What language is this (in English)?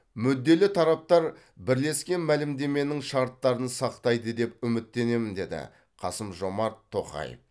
Kazakh